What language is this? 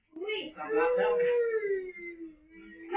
Thai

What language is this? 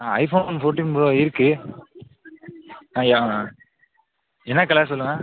Tamil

